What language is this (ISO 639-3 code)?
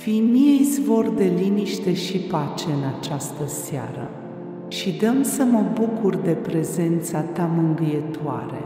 ron